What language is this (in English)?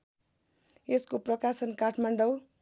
Nepali